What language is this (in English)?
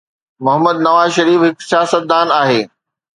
Sindhi